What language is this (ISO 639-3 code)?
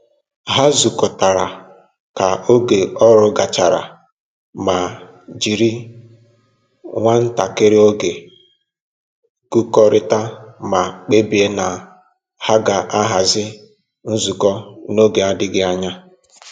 ibo